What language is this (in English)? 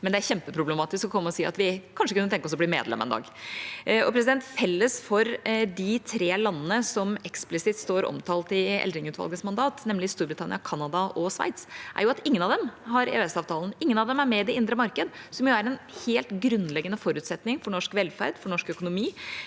Norwegian